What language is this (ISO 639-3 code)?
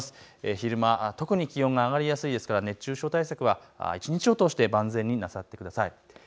jpn